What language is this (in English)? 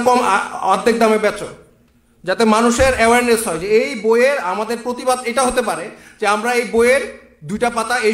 Bangla